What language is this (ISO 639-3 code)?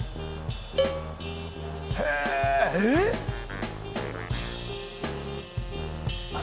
jpn